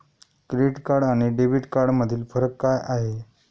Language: Marathi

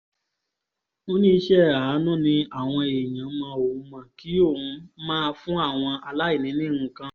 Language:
Yoruba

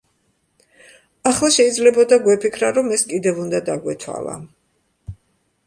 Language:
Georgian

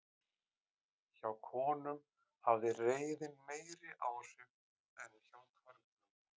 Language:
Icelandic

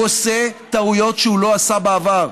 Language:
Hebrew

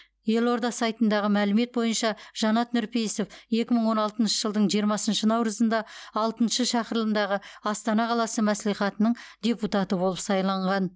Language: Kazakh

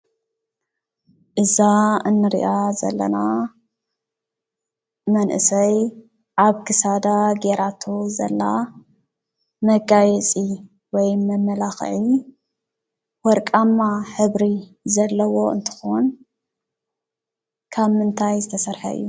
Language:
Tigrinya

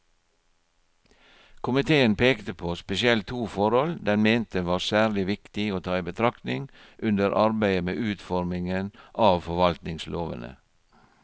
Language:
Norwegian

